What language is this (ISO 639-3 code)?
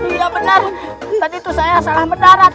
ind